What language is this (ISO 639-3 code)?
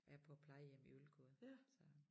dan